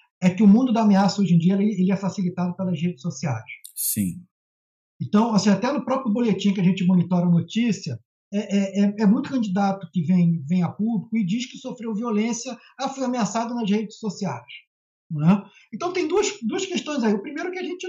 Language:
Portuguese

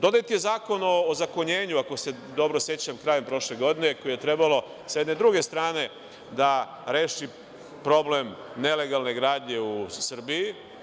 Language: Serbian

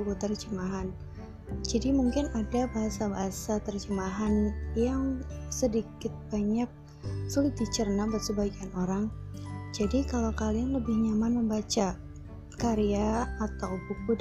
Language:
Indonesian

